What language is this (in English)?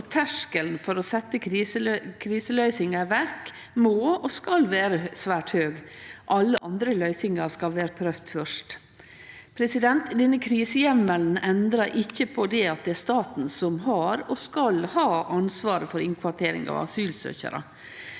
Norwegian